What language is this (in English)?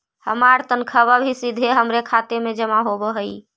Magahi